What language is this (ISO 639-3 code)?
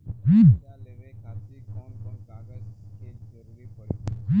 bho